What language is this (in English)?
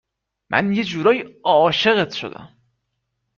Persian